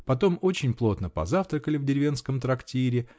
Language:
Russian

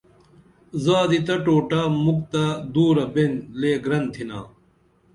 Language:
Dameli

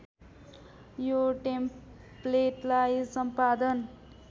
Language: Nepali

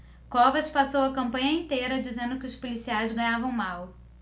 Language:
Portuguese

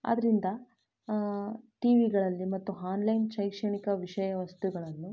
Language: Kannada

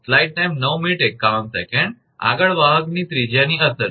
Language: Gujarati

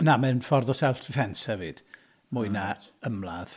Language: Welsh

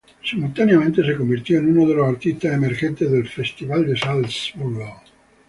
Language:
Spanish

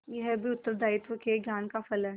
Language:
Hindi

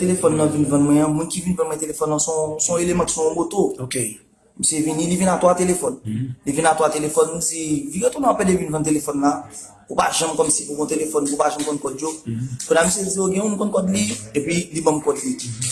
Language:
French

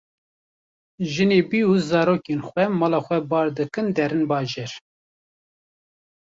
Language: Kurdish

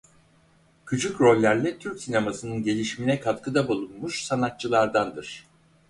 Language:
Turkish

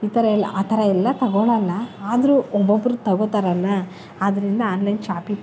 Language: Kannada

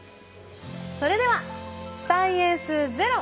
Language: Japanese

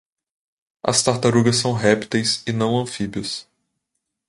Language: Portuguese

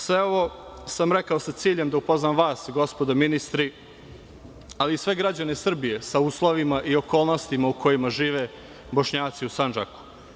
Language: Serbian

